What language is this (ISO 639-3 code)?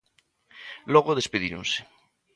glg